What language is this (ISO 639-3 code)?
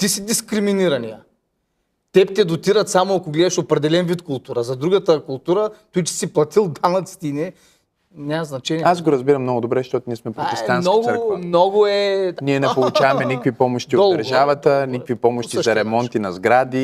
bul